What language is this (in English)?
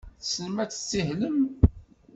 Kabyle